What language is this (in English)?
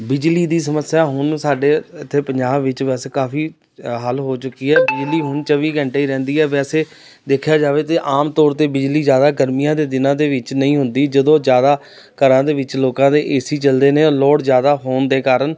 Punjabi